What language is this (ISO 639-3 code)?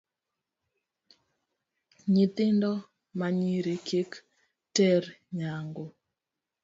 luo